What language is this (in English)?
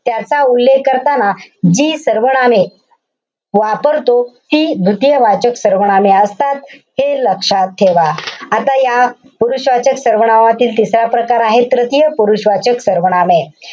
Marathi